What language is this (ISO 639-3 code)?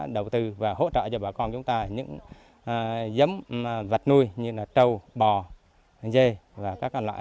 vie